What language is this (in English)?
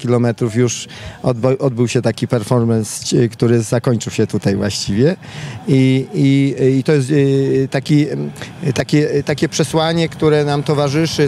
Polish